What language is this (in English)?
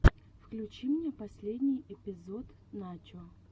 Russian